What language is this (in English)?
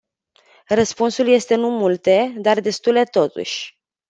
Romanian